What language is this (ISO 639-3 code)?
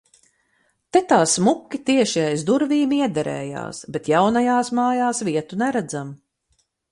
lav